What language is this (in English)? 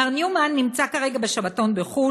Hebrew